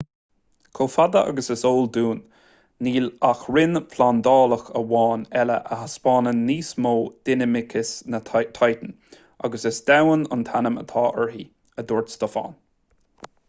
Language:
Irish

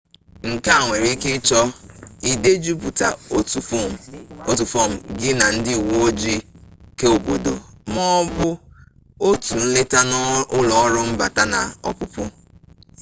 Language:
Igbo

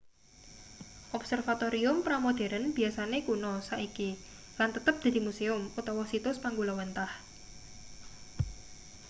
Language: Javanese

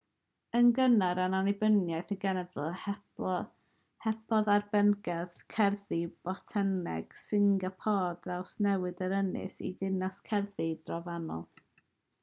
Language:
Welsh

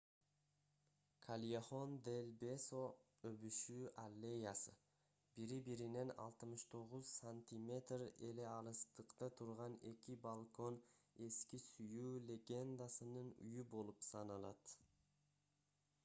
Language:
Kyrgyz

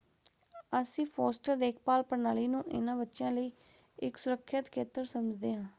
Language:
Punjabi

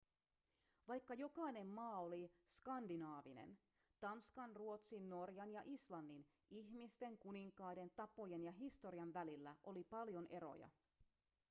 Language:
Finnish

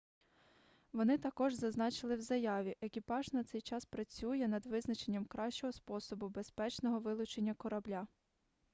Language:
Ukrainian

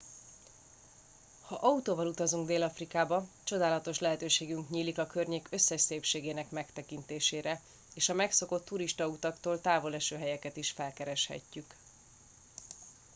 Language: Hungarian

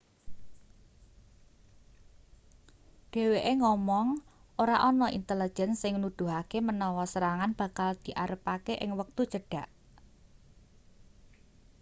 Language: Javanese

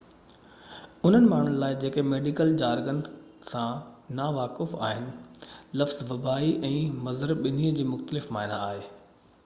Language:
Sindhi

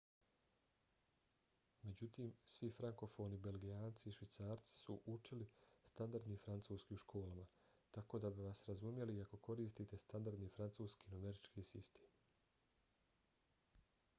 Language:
Bosnian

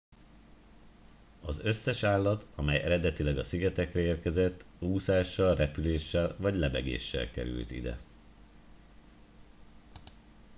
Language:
Hungarian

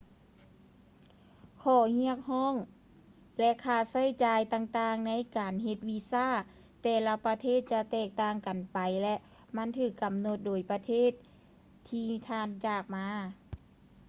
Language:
Lao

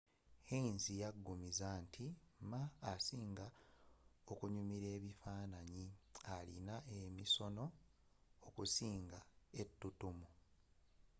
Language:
Ganda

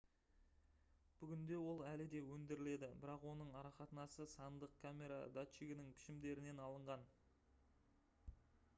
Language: Kazakh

